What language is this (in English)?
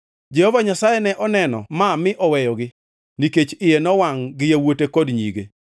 Luo (Kenya and Tanzania)